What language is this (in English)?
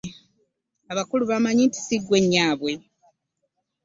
Ganda